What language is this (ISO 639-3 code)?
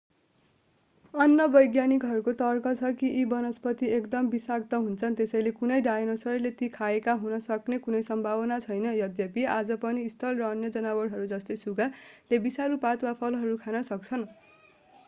nep